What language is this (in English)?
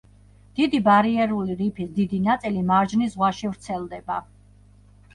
Georgian